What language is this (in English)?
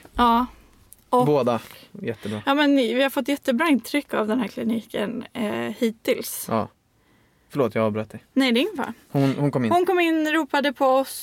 Swedish